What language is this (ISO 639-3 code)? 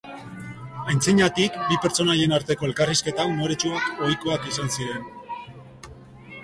eus